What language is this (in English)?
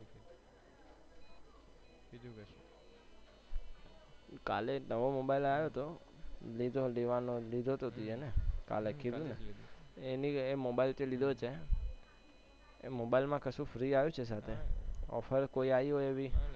Gujarati